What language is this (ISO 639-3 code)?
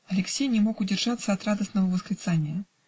rus